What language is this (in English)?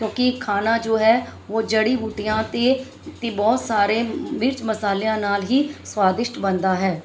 Punjabi